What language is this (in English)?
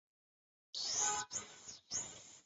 Chinese